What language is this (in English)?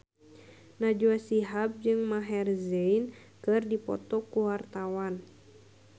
Sundanese